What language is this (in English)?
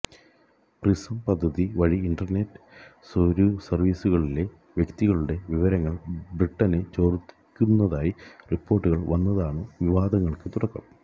Malayalam